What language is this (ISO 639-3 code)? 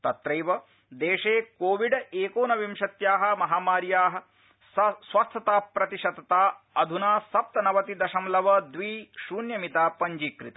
san